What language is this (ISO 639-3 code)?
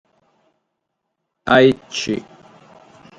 srd